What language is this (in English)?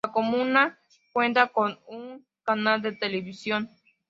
Spanish